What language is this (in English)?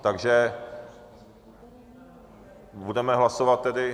Czech